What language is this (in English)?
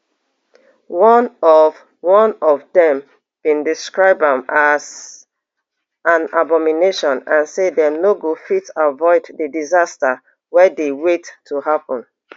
Nigerian Pidgin